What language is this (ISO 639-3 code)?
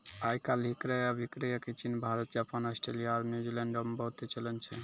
mai